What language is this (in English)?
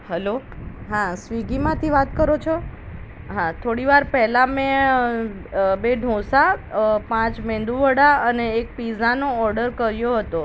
Gujarati